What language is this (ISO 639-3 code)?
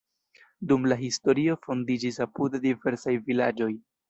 epo